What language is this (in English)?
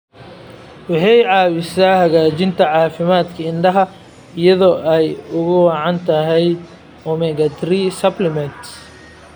Somali